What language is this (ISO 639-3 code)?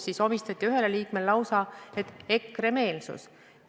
est